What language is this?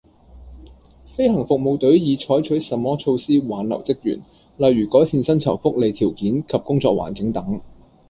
Cantonese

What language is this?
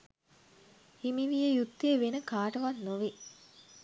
Sinhala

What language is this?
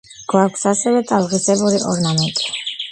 Georgian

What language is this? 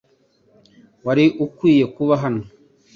Kinyarwanda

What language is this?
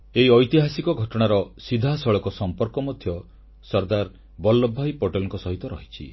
Odia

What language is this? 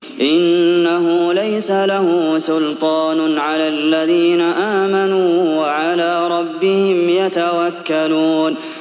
Arabic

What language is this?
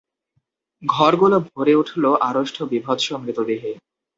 Bangla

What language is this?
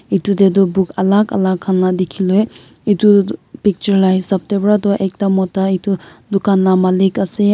Naga Pidgin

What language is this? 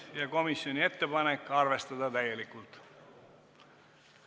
Estonian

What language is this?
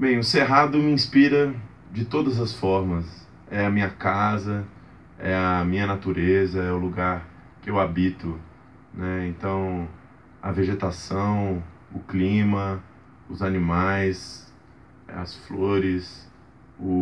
Portuguese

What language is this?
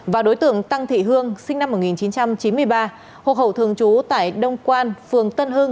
Vietnamese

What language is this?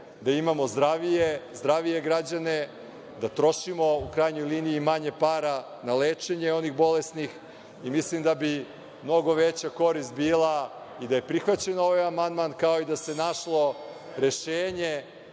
Serbian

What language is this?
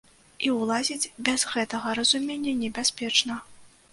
Belarusian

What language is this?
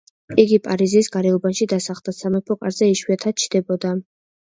Georgian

